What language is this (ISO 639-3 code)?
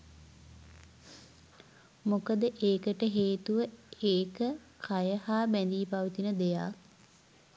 sin